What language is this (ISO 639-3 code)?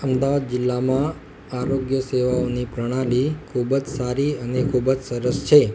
guj